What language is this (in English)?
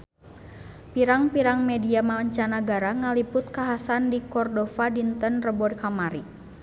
Sundanese